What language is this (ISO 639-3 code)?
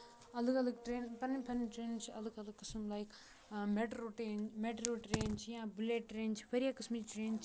kas